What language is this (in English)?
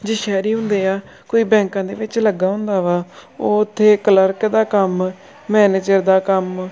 Punjabi